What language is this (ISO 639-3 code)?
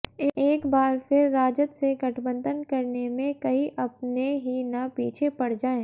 hin